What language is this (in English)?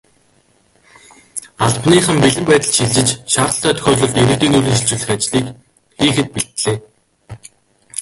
Mongolian